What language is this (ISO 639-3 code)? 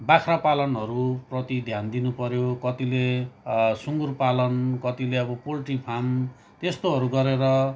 nep